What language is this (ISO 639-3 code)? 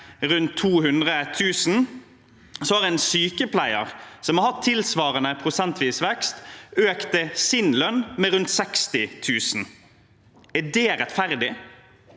nor